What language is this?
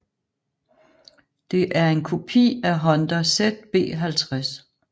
Danish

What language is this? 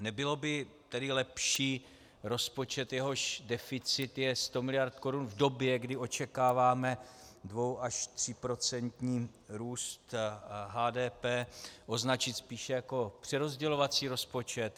Czech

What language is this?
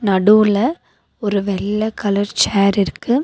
Tamil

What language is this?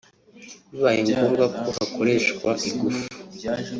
Kinyarwanda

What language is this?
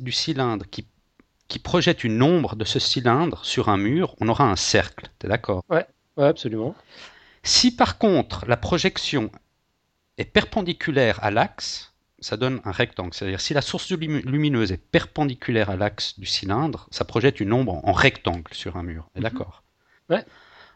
French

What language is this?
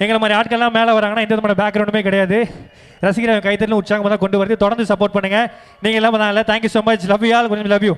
Tamil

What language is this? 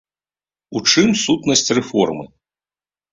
Belarusian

